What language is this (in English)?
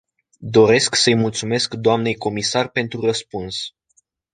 Romanian